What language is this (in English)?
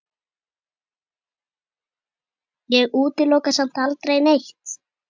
Icelandic